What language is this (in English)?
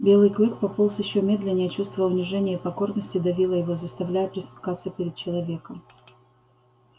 Russian